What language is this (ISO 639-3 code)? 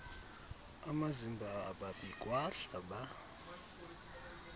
xho